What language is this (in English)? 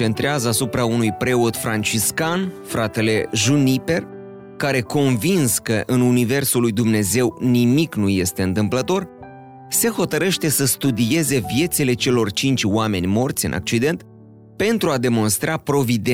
Romanian